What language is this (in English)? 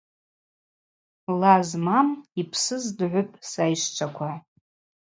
Abaza